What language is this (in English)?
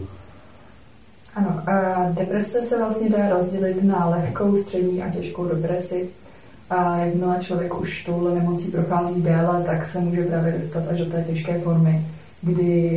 Czech